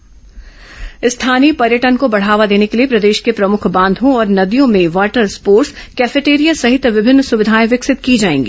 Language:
Hindi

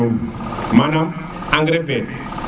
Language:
Serer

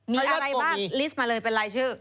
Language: Thai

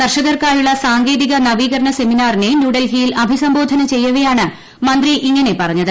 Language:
Malayalam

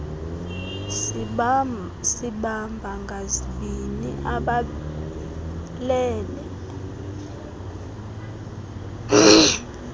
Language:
Xhosa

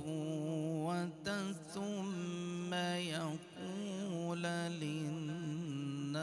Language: Arabic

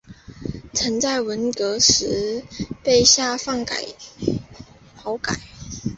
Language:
Chinese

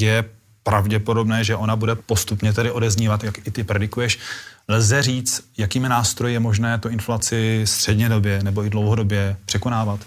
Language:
Czech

